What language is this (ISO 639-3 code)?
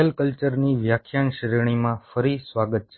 guj